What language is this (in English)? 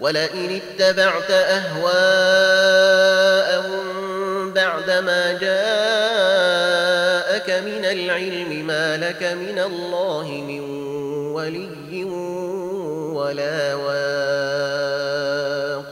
Arabic